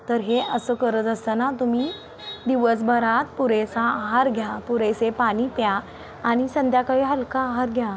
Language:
Marathi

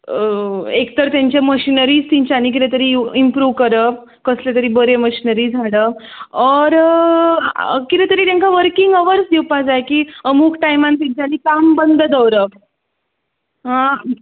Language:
Konkani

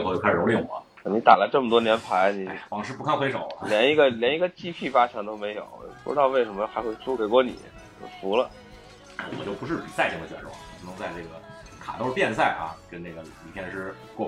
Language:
Chinese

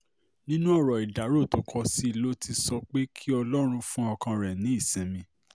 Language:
Yoruba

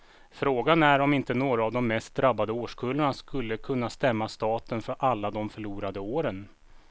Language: Swedish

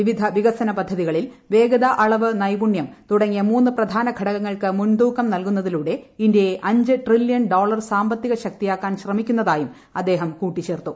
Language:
Malayalam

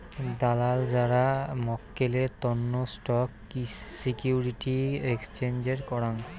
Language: Bangla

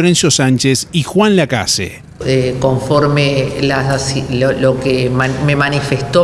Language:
Spanish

